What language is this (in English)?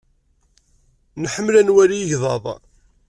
Kabyle